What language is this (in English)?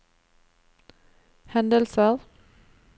Norwegian